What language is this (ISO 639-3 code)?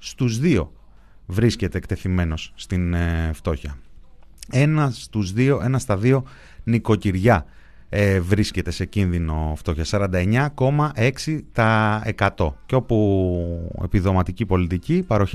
ell